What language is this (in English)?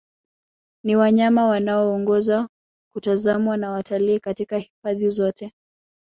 Swahili